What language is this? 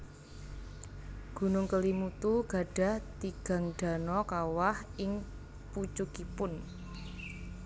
Javanese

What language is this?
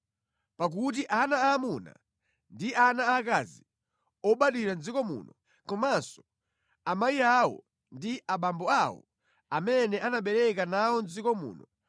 Nyanja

